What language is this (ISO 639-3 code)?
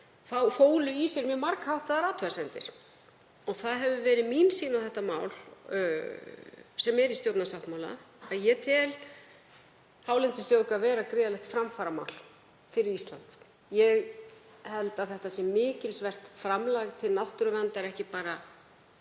isl